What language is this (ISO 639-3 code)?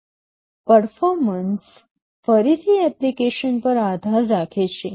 guj